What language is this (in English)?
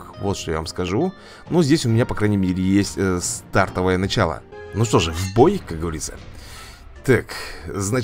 Russian